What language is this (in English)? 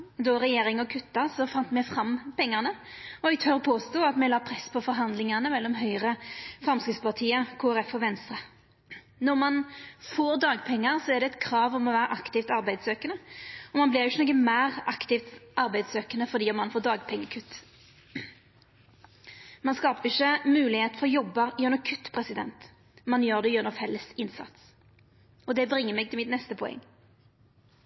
Norwegian Nynorsk